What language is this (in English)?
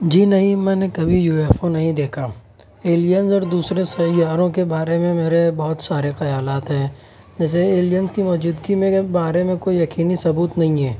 Urdu